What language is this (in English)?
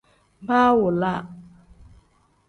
Tem